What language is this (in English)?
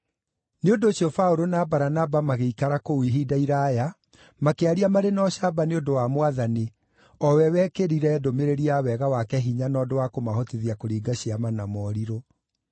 Kikuyu